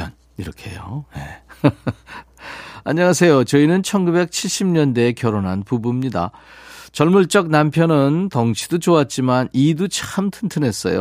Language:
Korean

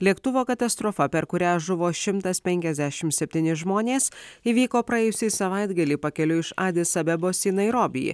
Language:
Lithuanian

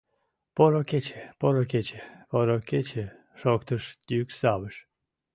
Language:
Mari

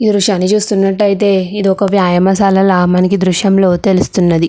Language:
Telugu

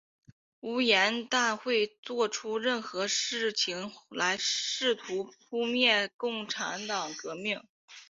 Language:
Chinese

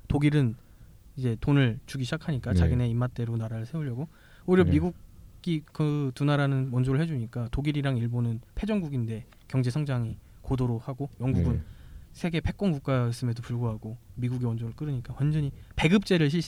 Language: Korean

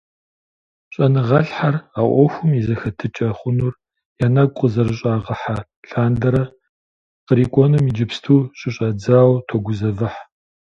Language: Kabardian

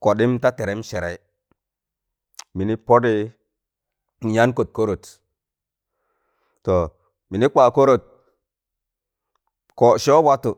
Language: Tangale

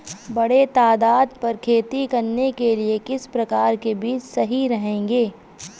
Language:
Hindi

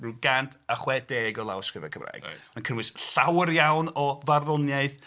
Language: Welsh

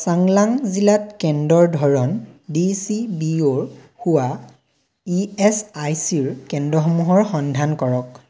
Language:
Assamese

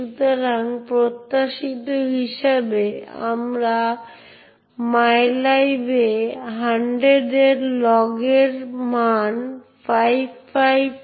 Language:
Bangla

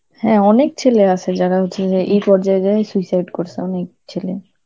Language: Bangla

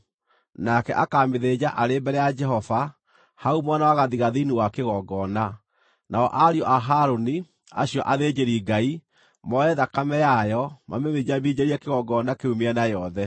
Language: Kikuyu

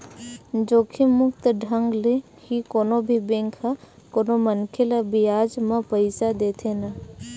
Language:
Chhattisgarhi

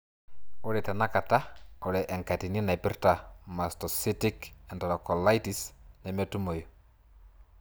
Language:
Masai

